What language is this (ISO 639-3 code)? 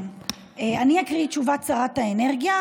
heb